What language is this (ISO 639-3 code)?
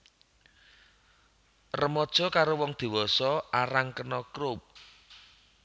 jav